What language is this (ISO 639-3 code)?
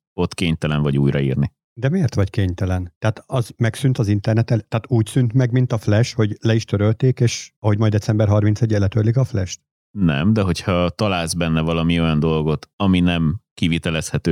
hun